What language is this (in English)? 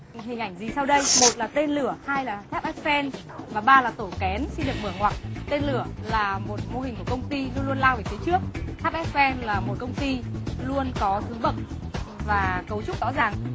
Vietnamese